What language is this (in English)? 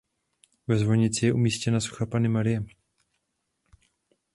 Czech